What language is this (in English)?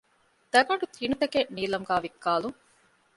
Divehi